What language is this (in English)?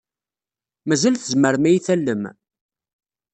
Kabyle